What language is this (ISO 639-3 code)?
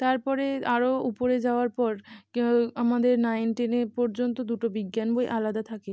ben